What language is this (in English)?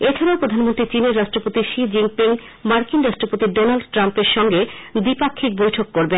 Bangla